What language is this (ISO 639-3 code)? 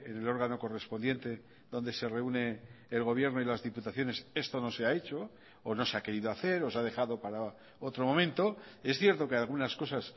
spa